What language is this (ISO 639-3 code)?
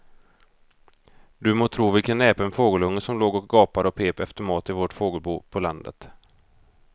swe